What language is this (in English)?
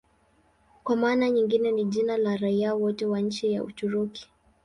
Swahili